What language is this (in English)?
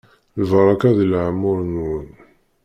Kabyle